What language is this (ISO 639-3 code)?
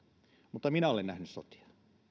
fin